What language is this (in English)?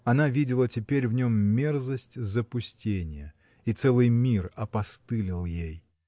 Russian